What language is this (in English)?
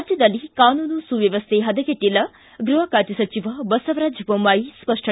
Kannada